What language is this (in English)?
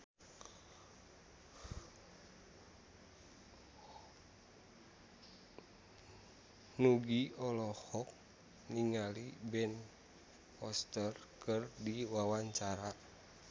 Sundanese